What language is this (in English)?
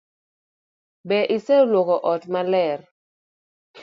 Luo (Kenya and Tanzania)